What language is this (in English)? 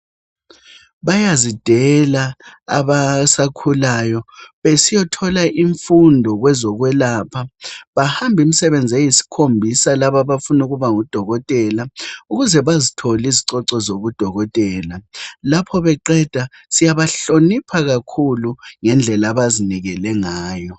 North Ndebele